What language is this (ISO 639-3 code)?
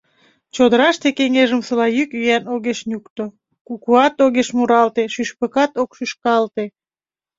chm